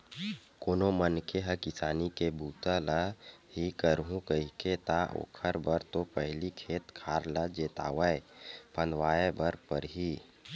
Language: Chhattisgarhi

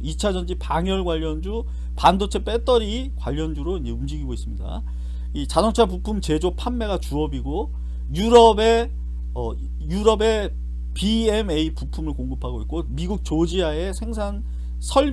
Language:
Korean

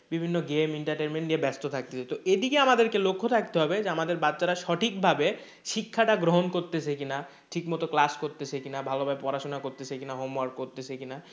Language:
Bangla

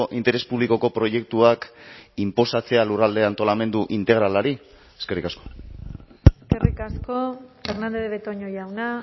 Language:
Basque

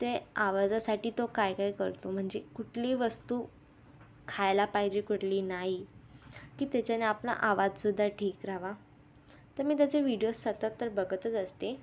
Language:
Marathi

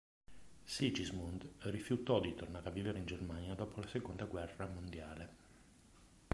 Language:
Italian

